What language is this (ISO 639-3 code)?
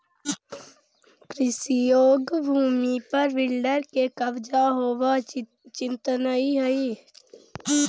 mag